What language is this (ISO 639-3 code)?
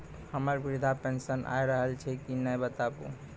mai